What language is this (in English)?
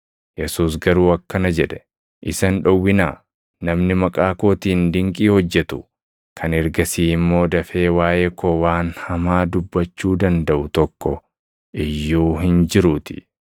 Oromo